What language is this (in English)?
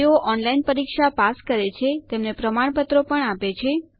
Gujarati